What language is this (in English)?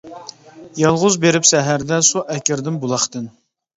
Uyghur